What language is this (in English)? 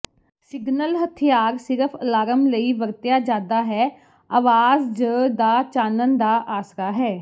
Punjabi